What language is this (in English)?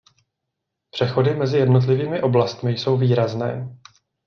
Czech